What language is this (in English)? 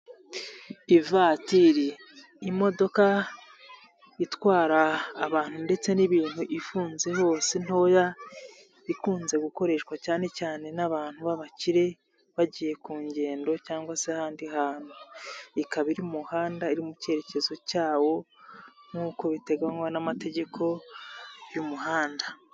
Kinyarwanda